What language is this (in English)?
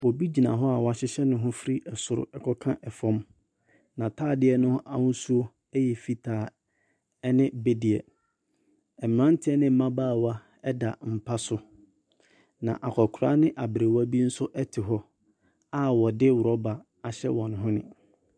Akan